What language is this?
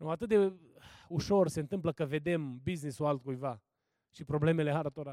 Romanian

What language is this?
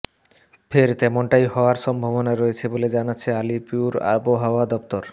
Bangla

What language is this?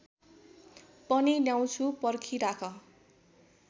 Nepali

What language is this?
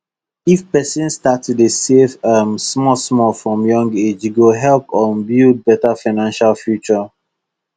Nigerian Pidgin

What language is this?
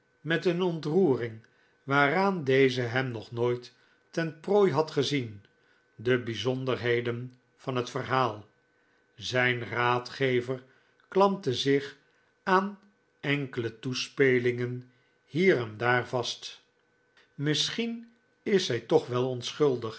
Dutch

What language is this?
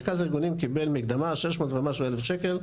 Hebrew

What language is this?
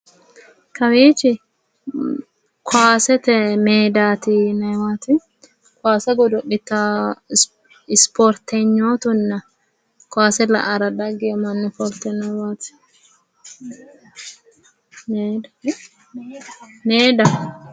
Sidamo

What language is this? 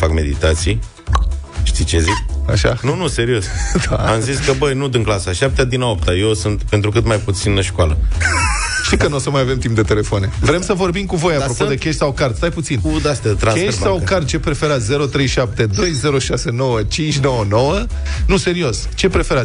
Romanian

